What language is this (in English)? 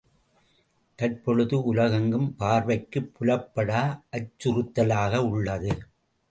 Tamil